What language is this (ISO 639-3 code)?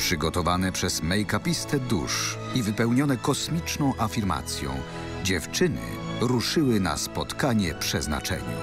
pol